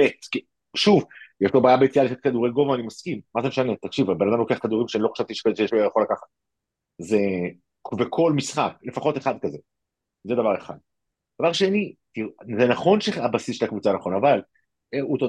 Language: Hebrew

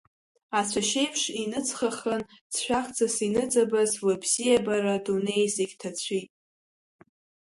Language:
Abkhazian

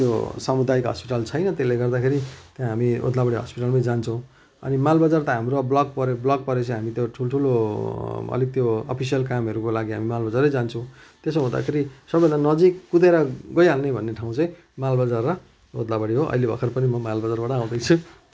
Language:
Nepali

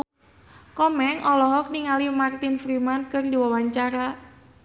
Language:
Sundanese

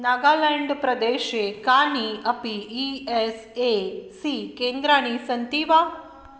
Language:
Sanskrit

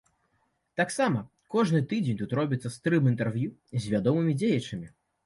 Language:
Belarusian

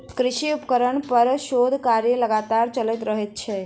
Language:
Maithili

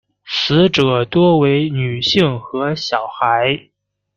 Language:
Chinese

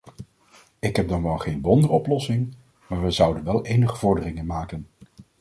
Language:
Dutch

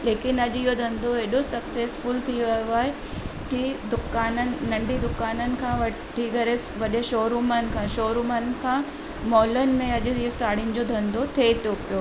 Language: Sindhi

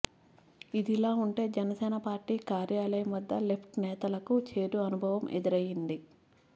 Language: Telugu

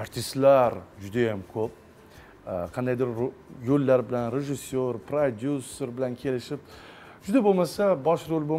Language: Turkish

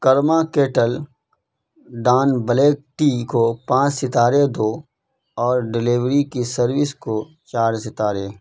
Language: Urdu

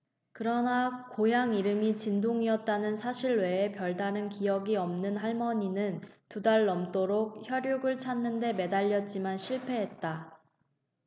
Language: Korean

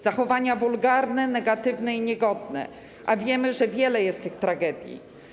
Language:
Polish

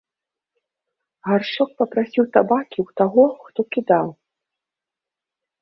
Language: Belarusian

